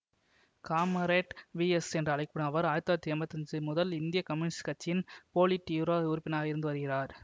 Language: Tamil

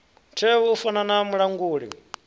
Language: Venda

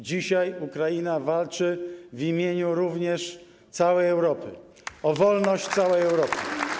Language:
Polish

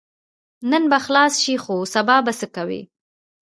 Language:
Pashto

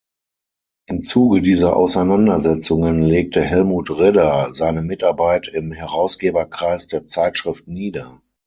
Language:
German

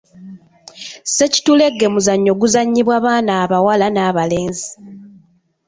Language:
Ganda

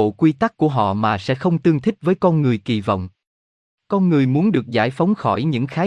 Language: Vietnamese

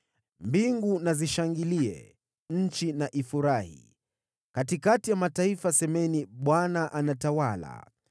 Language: Swahili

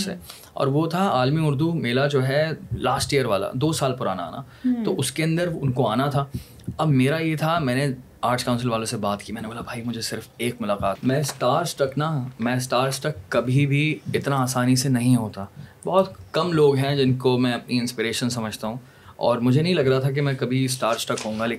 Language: Urdu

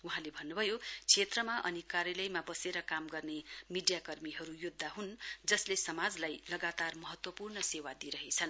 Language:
Nepali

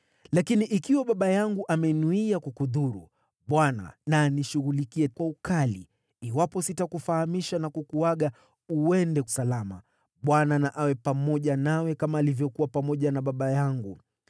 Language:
Swahili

